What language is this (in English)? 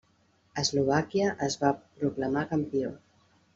Catalan